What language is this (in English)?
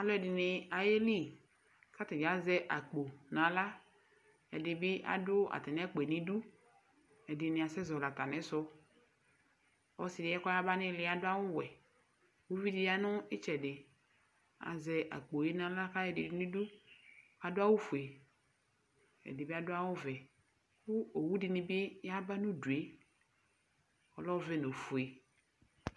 Ikposo